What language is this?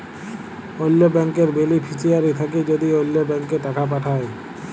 Bangla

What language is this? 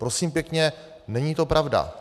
Czech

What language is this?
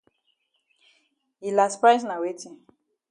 Cameroon Pidgin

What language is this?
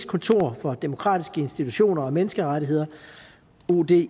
Danish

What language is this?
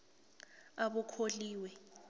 South Ndebele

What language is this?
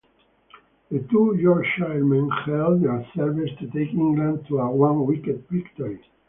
English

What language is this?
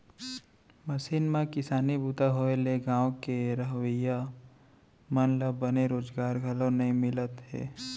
Chhattisgarhi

